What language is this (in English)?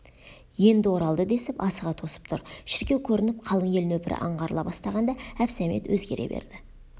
Kazakh